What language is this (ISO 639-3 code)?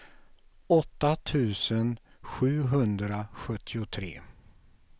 swe